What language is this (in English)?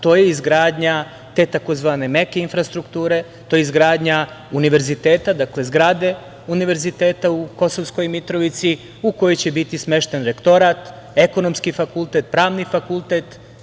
Serbian